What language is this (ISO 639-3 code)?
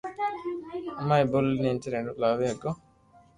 lrk